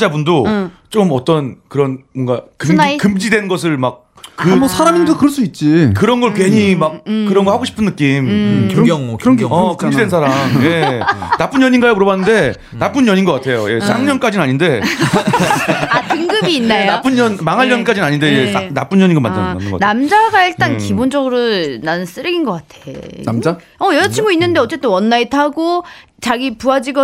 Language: Korean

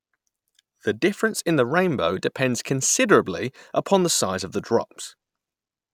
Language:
English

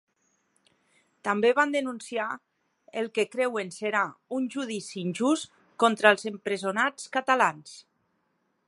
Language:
Catalan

